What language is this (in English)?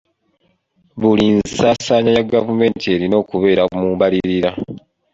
Ganda